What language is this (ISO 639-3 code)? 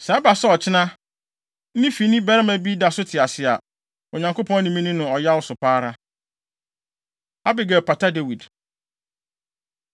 aka